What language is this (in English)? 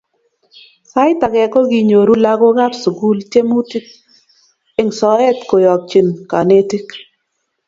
Kalenjin